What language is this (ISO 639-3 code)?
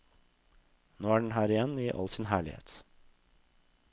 nor